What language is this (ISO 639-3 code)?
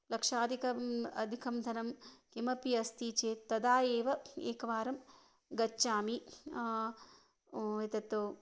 san